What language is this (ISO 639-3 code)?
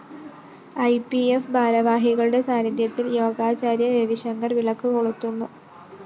mal